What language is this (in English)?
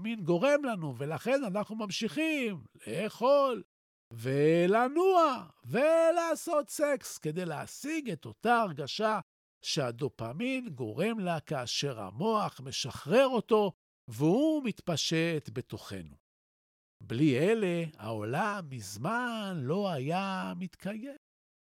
Hebrew